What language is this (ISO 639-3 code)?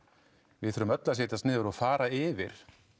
isl